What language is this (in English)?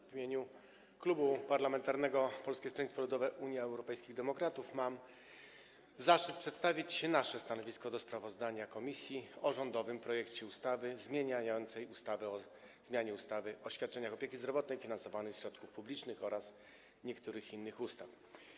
Polish